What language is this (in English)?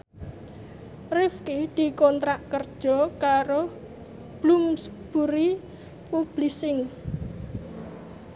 Javanese